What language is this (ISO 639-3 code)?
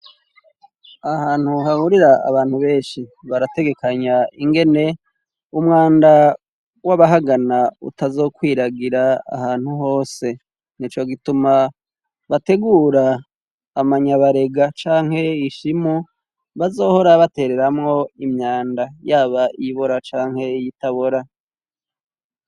run